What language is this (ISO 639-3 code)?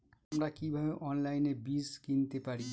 ben